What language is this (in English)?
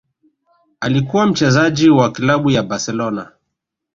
Swahili